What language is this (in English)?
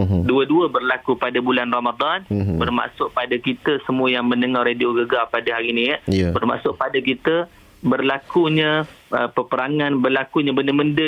Malay